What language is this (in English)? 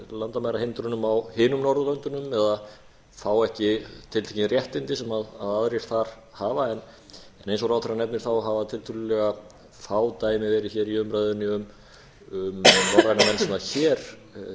Icelandic